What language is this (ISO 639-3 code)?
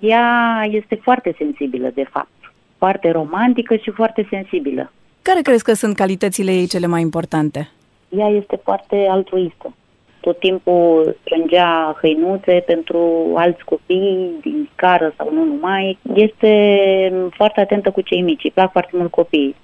ron